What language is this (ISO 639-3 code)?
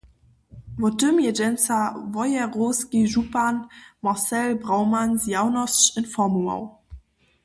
hsb